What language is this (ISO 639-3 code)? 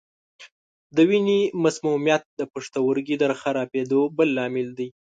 pus